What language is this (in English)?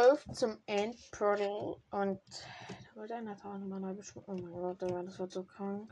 German